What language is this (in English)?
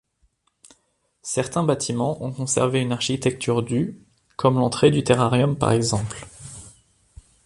French